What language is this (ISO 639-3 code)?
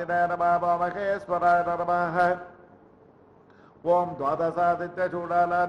nld